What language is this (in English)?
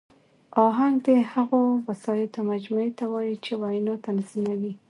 Pashto